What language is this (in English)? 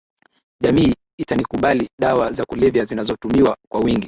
Swahili